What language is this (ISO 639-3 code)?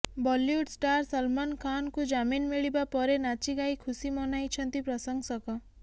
ori